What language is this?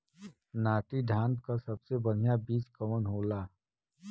Bhojpuri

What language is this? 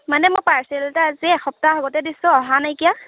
Assamese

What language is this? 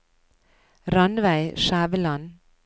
Norwegian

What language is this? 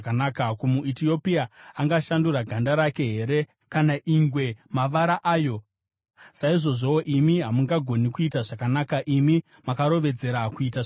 Shona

